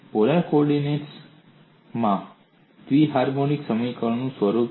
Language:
Gujarati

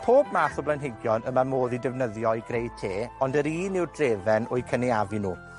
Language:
Welsh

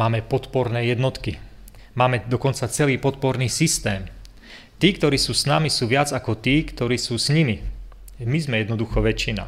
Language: Slovak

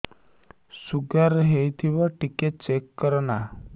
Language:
Odia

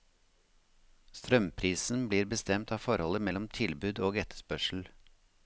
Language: Norwegian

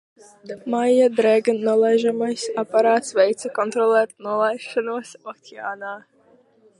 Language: Latvian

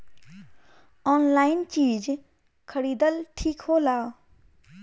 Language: Bhojpuri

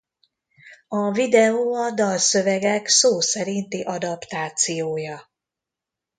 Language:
Hungarian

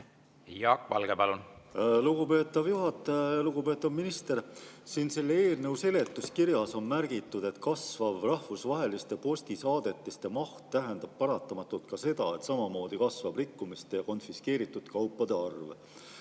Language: Estonian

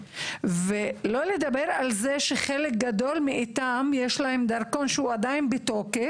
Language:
Hebrew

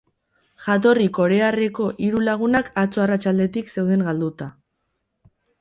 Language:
Basque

